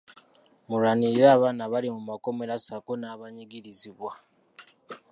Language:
Ganda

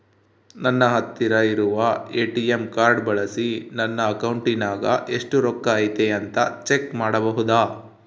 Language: Kannada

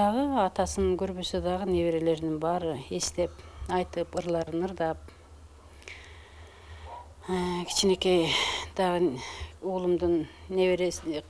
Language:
Turkish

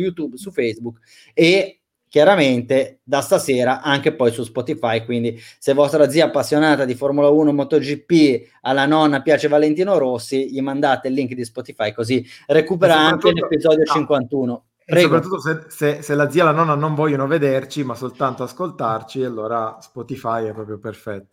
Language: Italian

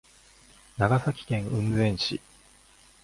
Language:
Japanese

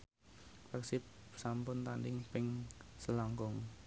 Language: Javanese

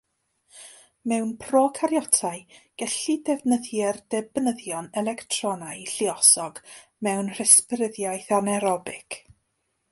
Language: Welsh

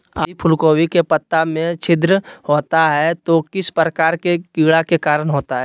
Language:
Magahi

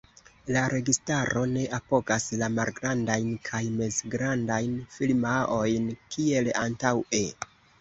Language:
Esperanto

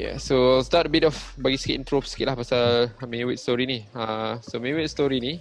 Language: Malay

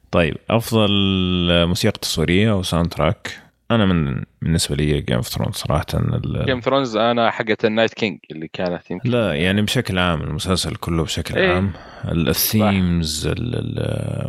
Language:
Arabic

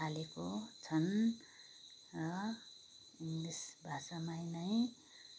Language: Nepali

